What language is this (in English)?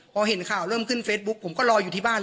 Thai